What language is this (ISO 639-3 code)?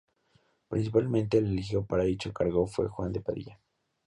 spa